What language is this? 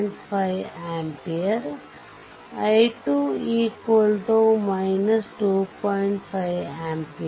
Kannada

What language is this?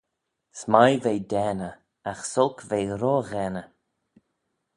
Manx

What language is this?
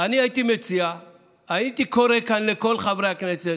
Hebrew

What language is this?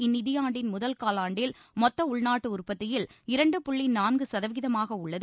Tamil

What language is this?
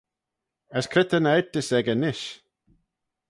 Manx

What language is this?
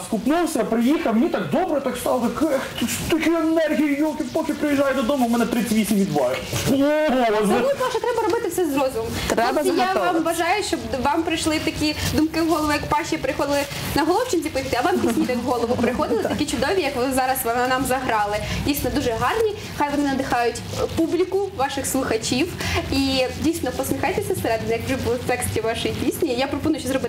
Russian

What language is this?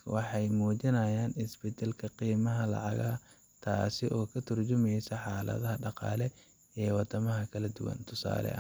Somali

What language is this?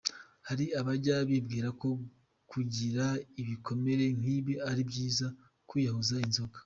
Kinyarwanda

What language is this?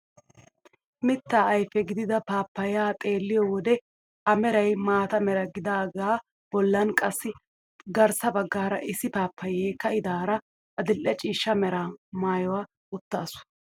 Wolaytta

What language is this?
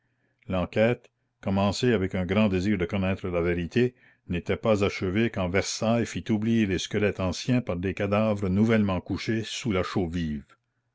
French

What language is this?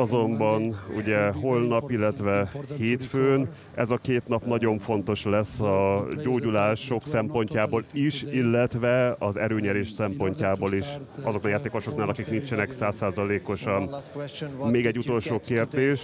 Hungarian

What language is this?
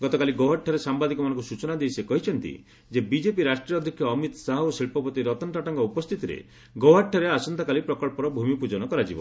Odia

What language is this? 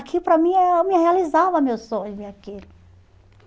Portuguese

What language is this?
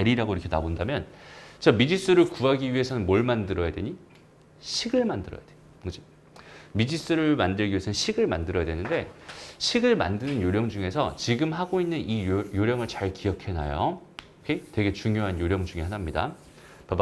Korean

